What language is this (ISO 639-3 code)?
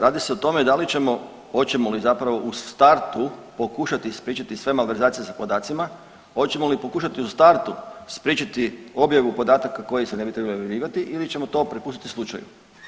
hrv